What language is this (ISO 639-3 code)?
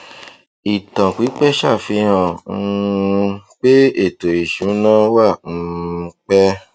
yor